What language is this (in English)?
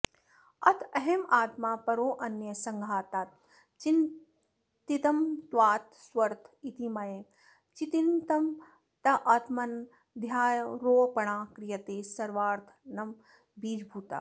Sanskrit